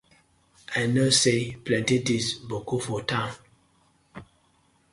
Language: Nigerian Pidgin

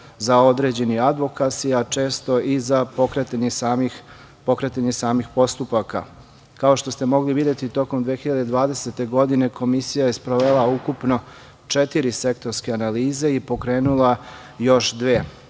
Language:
Serbian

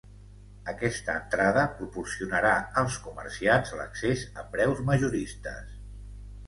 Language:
Catalan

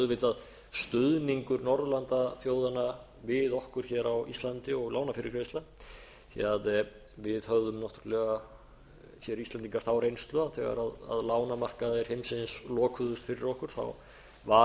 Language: Icelandic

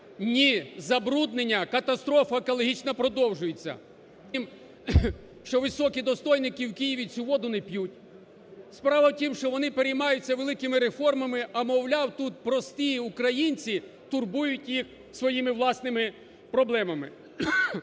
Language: Ukrainian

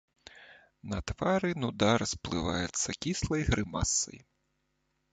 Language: Belarusian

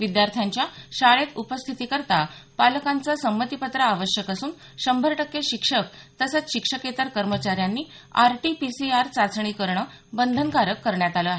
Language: Marathi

